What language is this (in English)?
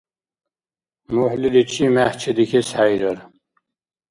Dargwa